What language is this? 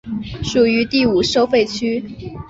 Chinese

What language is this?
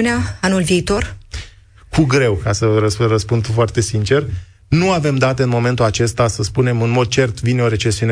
Romanian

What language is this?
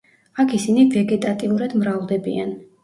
Georgian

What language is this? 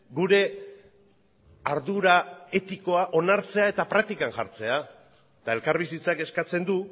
Basque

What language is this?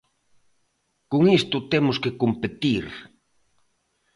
Galician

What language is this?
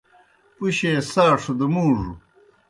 Kohistani Shina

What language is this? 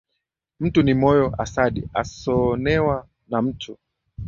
Swahili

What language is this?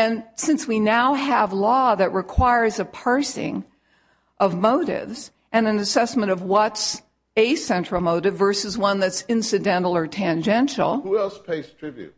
English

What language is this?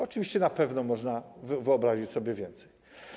Polish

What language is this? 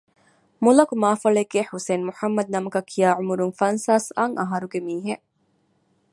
Divehi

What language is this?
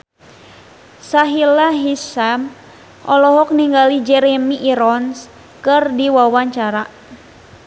Sundanese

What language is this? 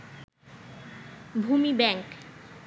Bangla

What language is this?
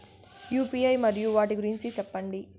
Telugu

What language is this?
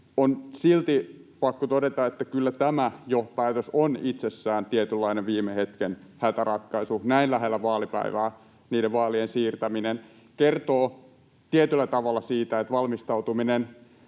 Finnish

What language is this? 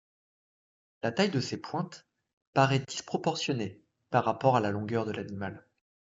French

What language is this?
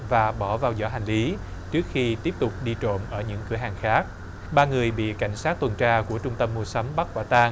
Vietnamese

